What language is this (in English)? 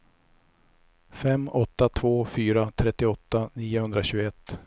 Swedish